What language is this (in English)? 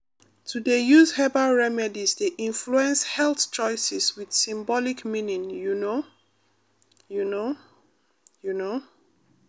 Nigerian Pidgin